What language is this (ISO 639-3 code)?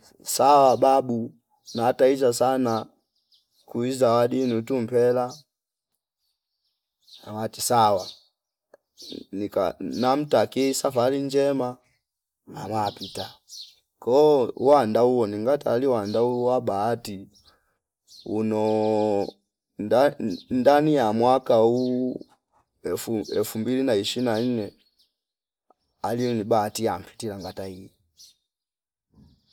fip